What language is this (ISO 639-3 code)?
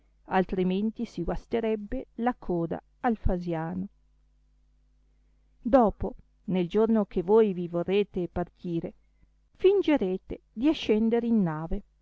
ita